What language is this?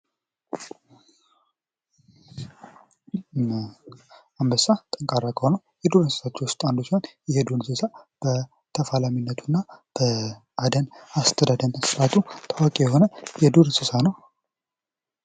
Amharic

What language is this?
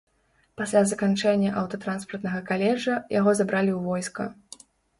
Belarusian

